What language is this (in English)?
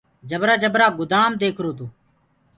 Gurgula